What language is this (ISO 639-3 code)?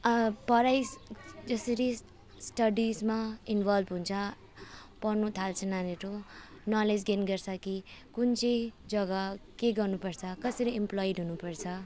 nep